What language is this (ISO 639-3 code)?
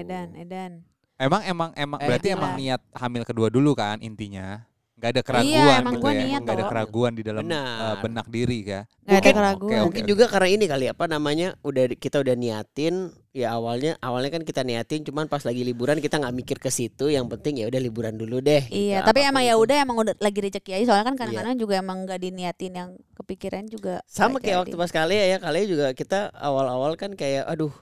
ind